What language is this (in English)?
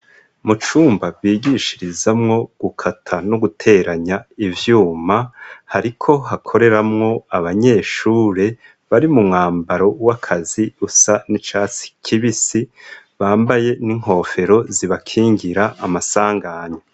Rundi